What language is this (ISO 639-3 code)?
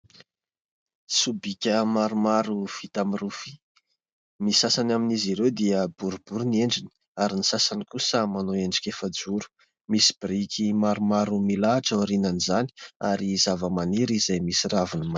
mlg